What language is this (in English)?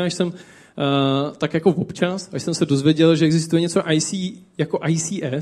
Czech